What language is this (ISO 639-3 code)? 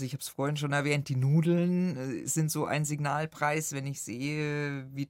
deu